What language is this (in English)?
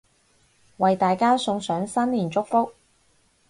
Cantonese